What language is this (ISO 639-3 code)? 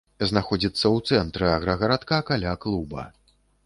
bel